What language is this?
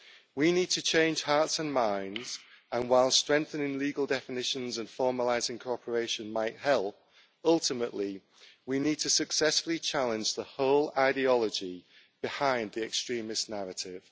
English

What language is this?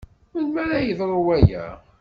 Kabyle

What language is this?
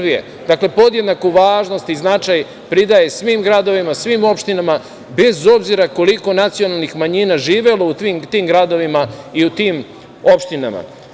Serbian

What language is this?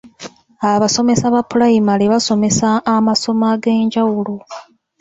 Ganda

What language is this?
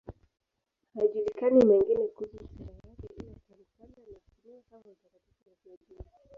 Swahili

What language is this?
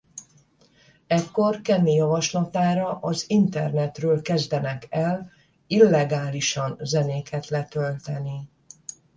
Hungarian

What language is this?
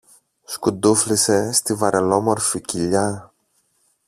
Greek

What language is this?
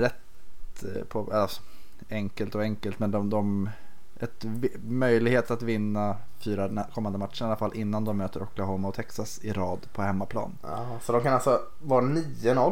Swedish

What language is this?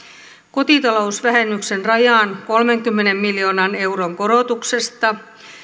Finnish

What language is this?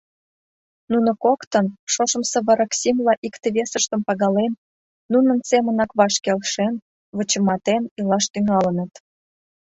Mari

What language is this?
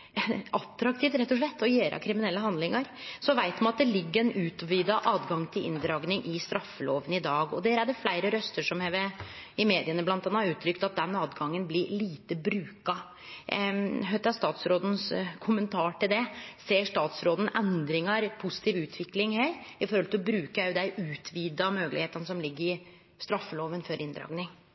Norwegian Nynorsk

